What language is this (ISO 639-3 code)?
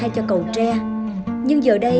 vie